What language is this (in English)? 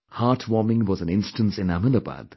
English